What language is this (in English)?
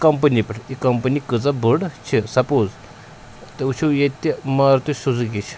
Kashmiri